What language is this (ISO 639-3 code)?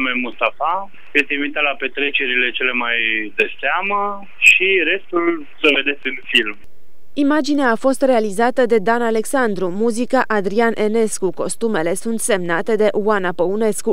ron